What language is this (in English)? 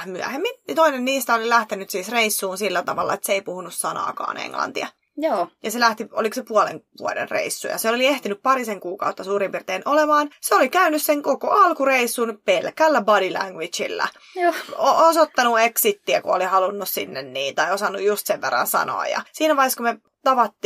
Finnish